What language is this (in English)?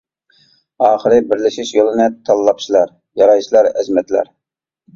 Uyghur